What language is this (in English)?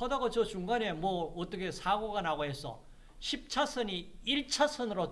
Korean